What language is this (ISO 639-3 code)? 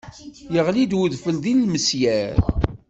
kab